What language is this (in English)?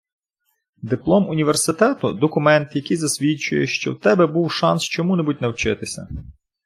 Ukrainian